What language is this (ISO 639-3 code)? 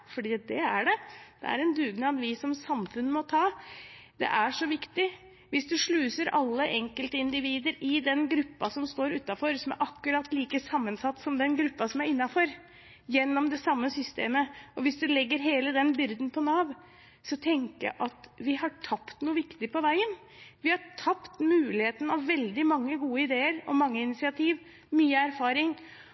nob